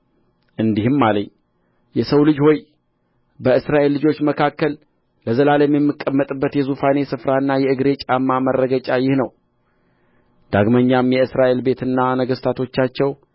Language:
Amharic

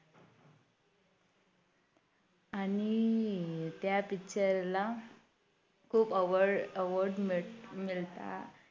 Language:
Marathi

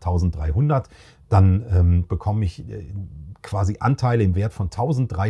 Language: German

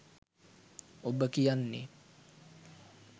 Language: Sinhala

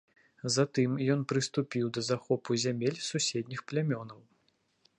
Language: Belarusian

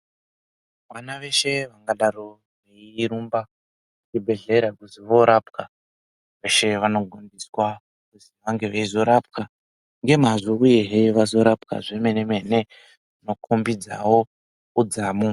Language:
Ndau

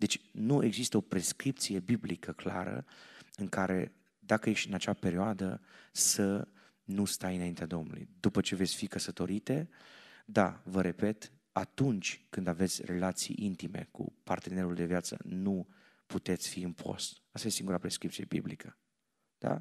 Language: Romanian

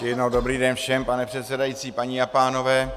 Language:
Czech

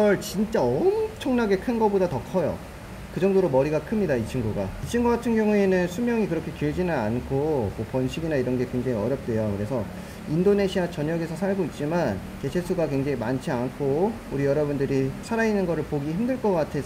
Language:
Korean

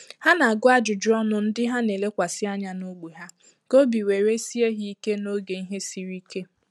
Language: Igbo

